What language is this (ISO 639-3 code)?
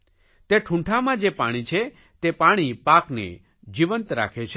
guj